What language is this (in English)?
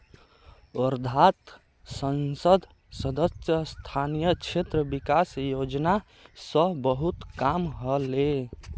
Magahi